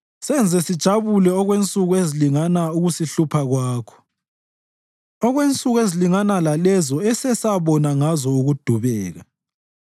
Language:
North Ndebele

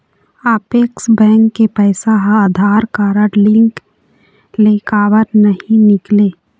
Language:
Chhattisgarhi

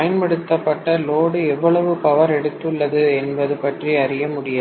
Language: Tamil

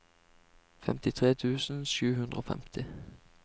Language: Norwegian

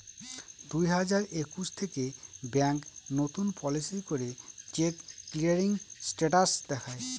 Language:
Bangla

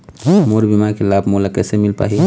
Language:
Chhattisgarhi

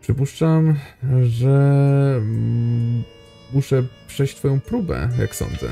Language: Polish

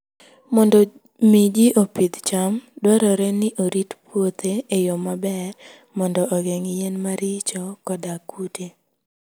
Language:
Luo (Kenya and Tanzania)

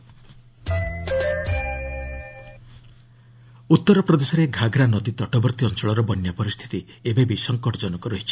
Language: Odia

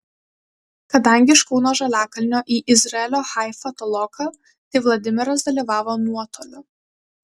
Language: Lithuanian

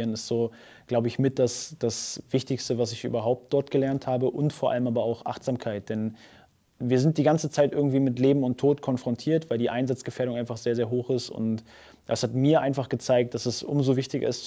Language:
German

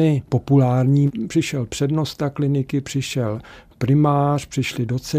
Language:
Czech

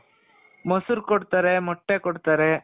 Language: Kannada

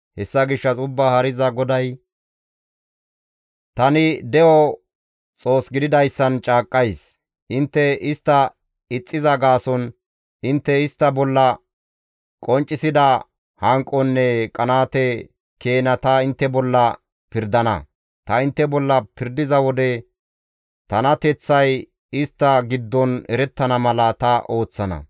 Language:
Gamo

